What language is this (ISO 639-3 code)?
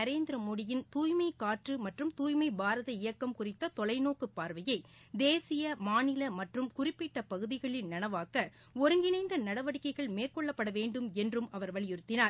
tam